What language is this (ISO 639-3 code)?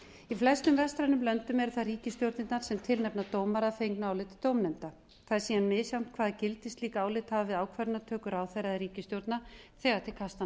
isl